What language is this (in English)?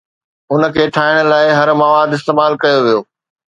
Sindhi